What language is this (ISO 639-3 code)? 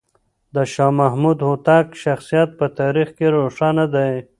pus